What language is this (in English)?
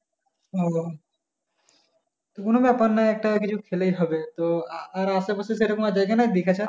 Bangla